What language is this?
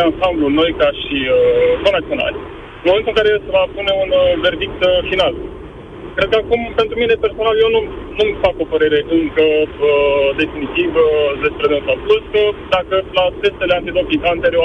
Romanian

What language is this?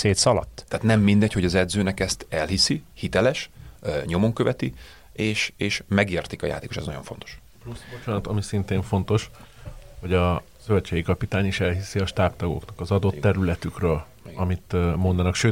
Hungarian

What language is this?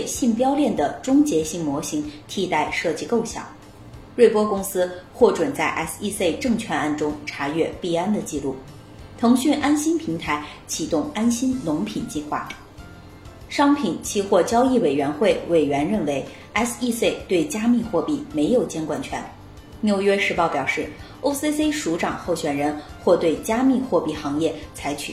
Chinese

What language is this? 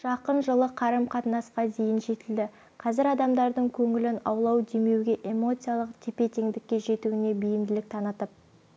Kazakh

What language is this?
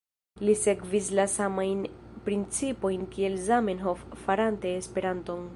Esperanto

